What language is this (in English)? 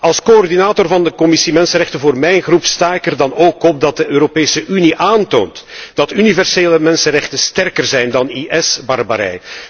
Dutch